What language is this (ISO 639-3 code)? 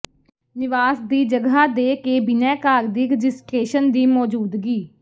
pan